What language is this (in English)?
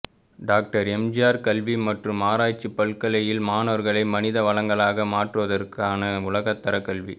Tamil